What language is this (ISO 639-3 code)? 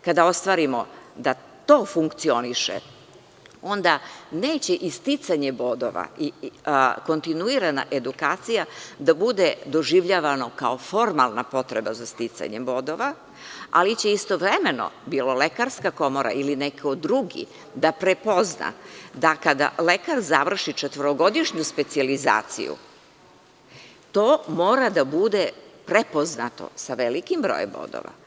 srp